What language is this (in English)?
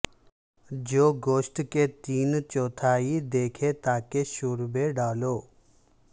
Urdu